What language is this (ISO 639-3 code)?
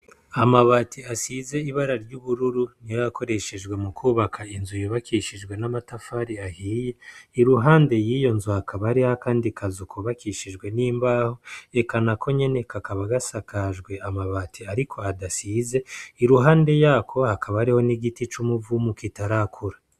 run